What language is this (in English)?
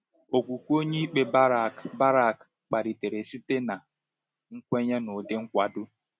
Igbo